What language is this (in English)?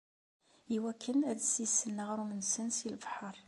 Kabyle